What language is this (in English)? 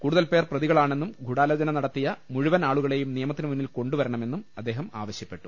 Malayalam